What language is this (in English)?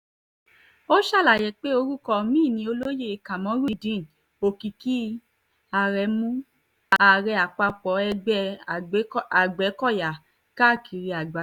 Yoruba